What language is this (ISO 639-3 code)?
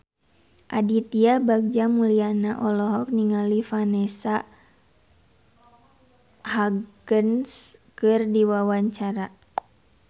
sun